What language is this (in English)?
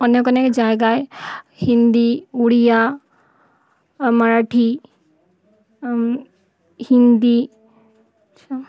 Bangla